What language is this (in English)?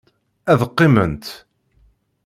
Kabyle